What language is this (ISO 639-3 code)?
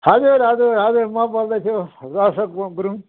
nep